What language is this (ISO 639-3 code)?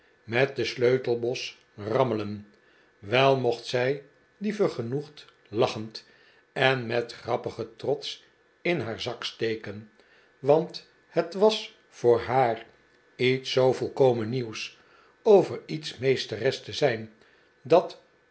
nld